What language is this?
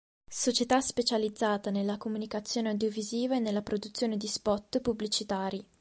Italian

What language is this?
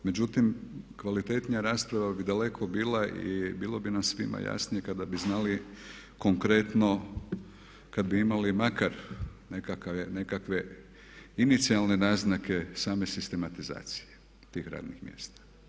Croatian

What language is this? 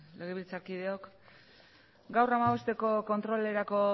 Basque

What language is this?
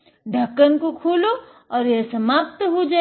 Hindi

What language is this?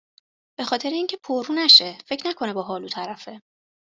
Persian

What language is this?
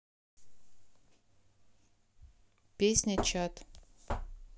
Russian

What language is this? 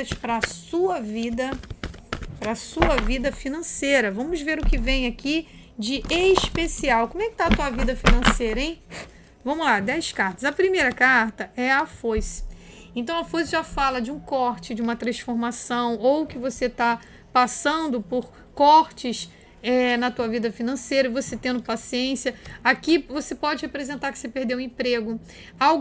Portuguese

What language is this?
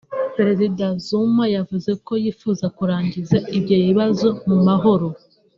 Kinyarwanda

